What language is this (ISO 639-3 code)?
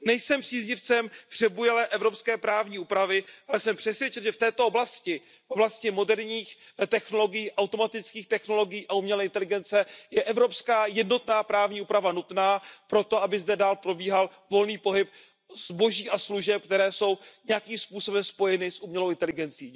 ces